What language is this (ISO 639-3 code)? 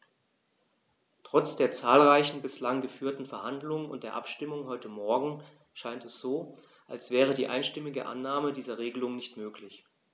deu